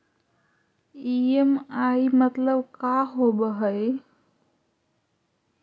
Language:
Magahi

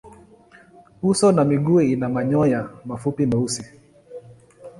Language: Swahili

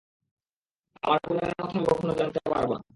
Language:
Bangla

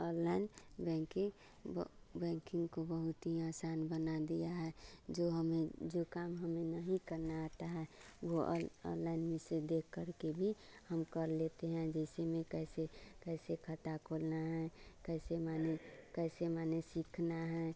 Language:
Hindi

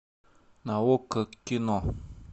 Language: Russian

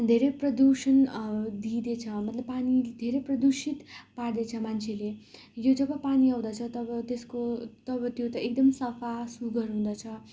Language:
Nepali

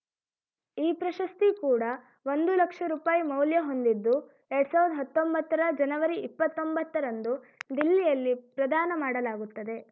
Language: Kannada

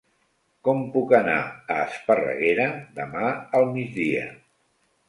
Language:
Catalan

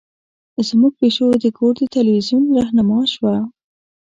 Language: Pashto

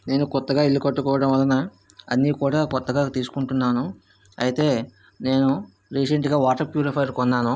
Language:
Telugu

